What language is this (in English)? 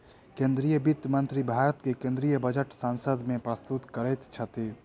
Maithili